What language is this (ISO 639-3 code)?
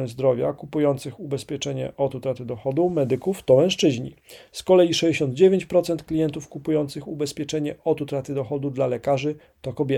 pol